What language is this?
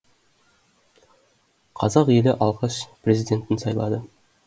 Kazakh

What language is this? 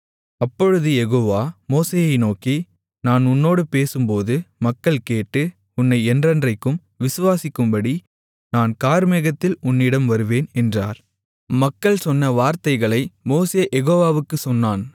Tamil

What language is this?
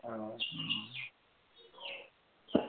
Assamese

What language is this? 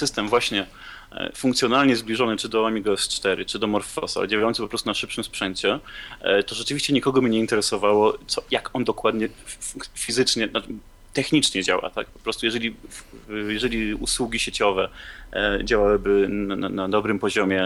Polish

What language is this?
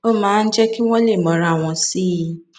Yoruba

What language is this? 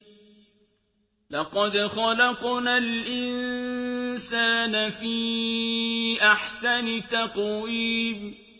Arabic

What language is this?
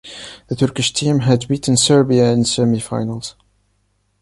English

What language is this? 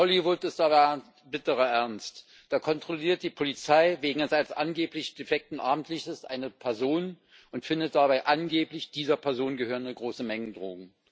German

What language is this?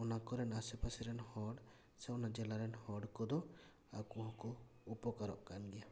Santali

